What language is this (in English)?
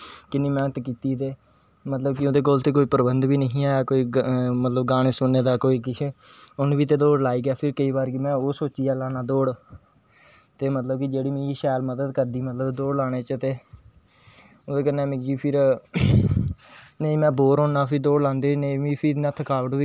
Dogri